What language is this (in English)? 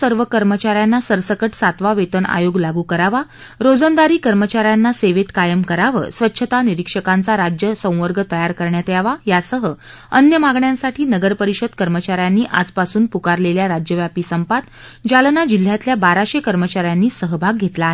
Marathi